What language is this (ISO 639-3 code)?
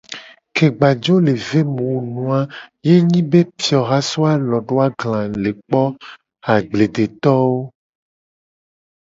gej